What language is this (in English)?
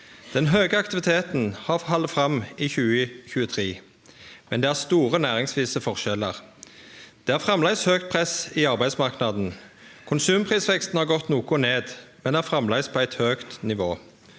Norwegian